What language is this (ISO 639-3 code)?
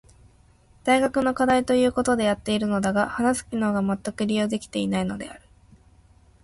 jpn